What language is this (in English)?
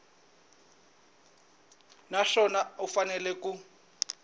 Tsonga